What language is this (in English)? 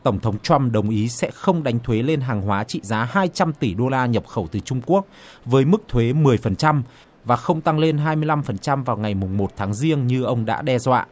Vietnamese